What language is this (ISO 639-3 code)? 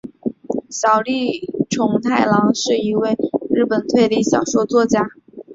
zho